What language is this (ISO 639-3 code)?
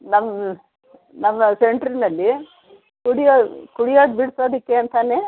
kan